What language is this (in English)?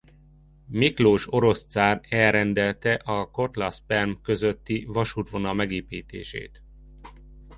Hungarian